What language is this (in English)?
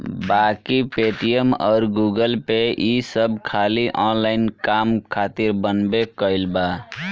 Bhojpuri